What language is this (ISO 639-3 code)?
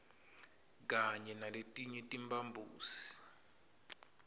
ssw